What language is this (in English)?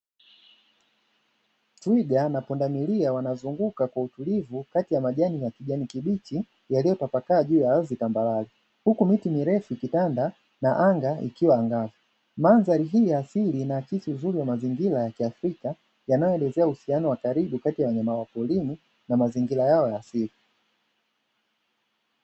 Swahili